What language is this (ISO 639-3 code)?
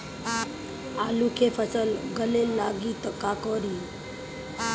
bho